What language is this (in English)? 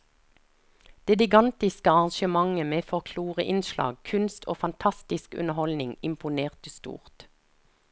Norwegian